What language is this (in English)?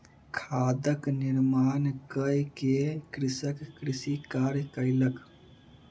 Maithili